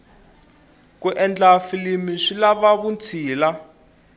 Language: Tsonga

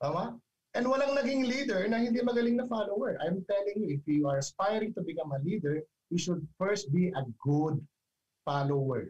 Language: Filipino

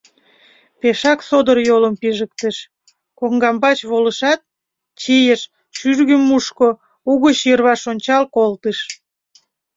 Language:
Mari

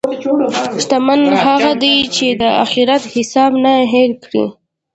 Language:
Pashto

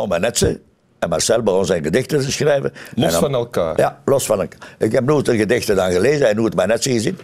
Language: Dutch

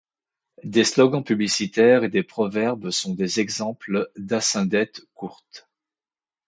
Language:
French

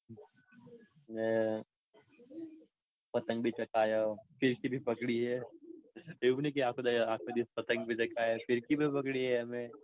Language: Gujarati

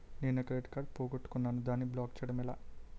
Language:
Telugu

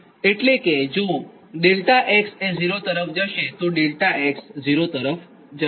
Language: Gujarati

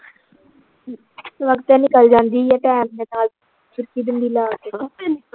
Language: Punjabi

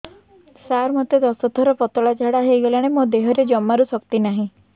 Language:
Odia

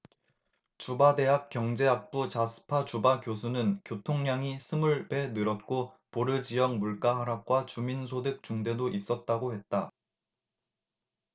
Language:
Korean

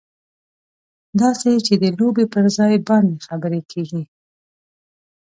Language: Pashto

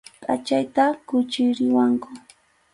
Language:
Arequipa-La Unión Quechua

